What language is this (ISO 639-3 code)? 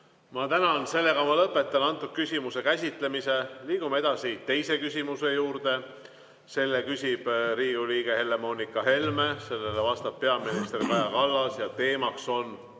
est